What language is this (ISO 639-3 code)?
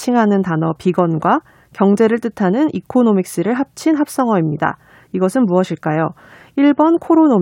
kor